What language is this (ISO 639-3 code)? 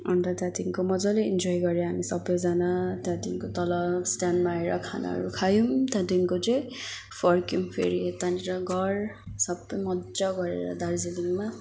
nep